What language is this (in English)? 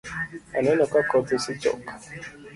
Luo (Kenya and Tanzania)